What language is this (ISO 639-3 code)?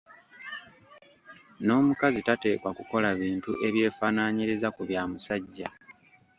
lug